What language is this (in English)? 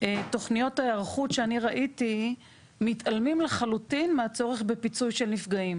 Hebrew